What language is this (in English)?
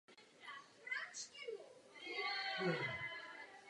Czech